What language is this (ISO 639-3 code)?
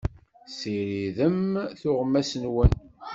kab